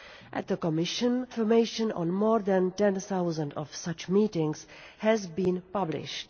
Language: English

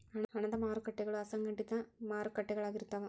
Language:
Kannada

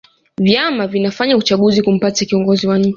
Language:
Swahili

